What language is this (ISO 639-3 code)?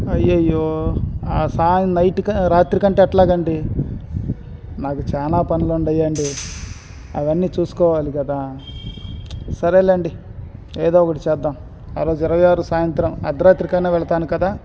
tel